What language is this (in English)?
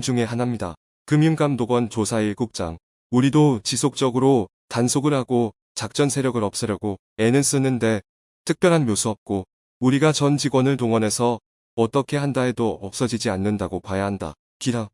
Korean